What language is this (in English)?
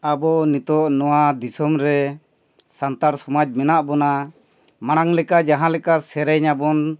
Santali